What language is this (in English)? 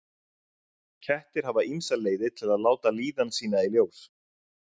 Icelandic